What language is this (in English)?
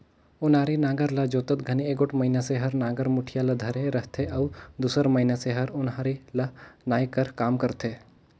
Chhattisgarhi